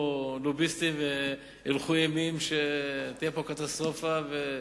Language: Hebrew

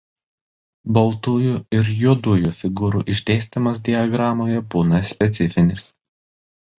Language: Lithuanian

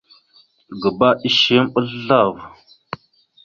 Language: Mada (Cameroon)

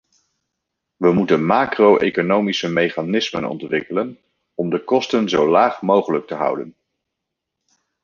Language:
Dutch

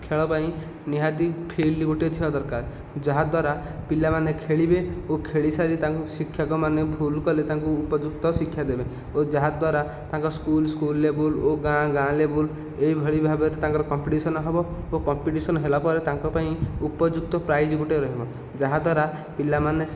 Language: Odia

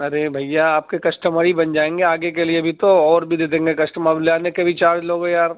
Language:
Urdu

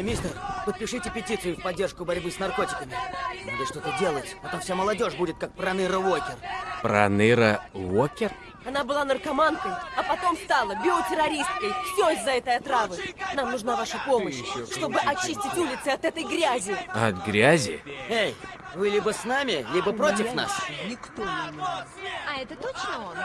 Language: Russian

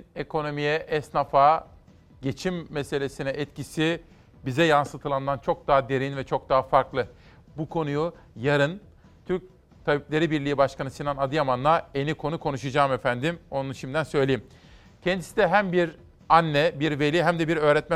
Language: Turkish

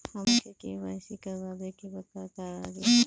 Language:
Bhojpuri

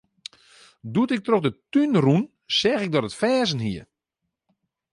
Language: Western Frisian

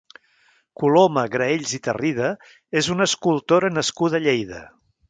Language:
Catalan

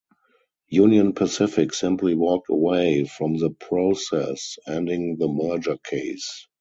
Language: English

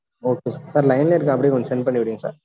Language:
Tamil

